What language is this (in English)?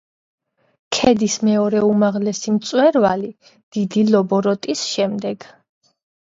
Georgian